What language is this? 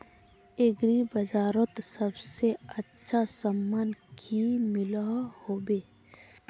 Magahi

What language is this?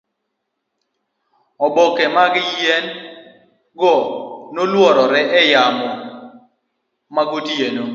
Luo (Kenya and Tanzania)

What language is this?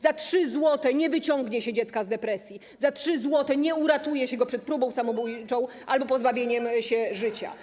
Polish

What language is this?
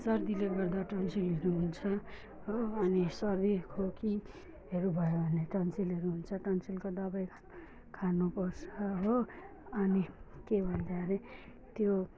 Nepali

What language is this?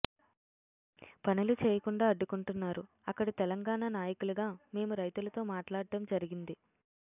Telugu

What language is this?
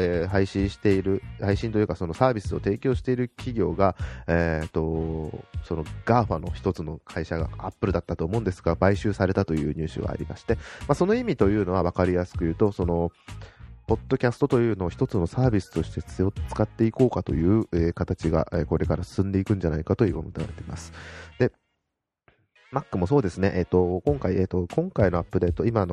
Japanese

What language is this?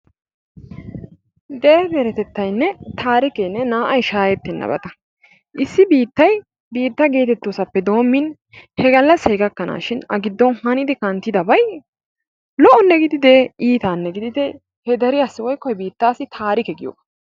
Wolaytta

